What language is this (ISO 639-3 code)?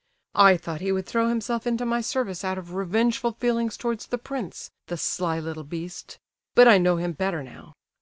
eng